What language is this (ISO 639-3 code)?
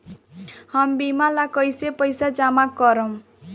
bho